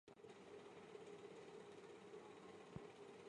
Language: Chinese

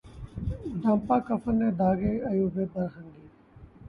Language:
Urdu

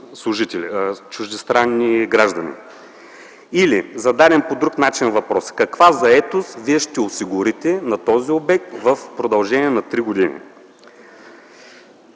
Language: Bulgarian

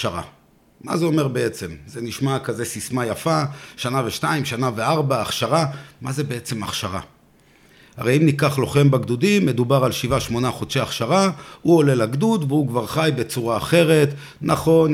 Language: Hebrew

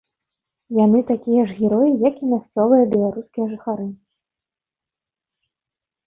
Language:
Belarusian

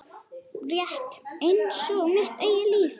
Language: Icelandic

